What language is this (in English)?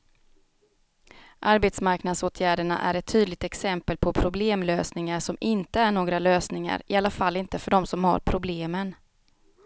Swedish